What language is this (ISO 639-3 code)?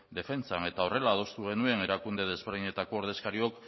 eus